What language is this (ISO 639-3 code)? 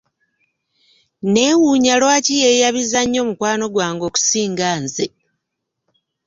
lug